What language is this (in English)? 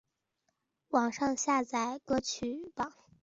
Chinese